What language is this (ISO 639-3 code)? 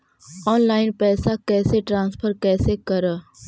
mag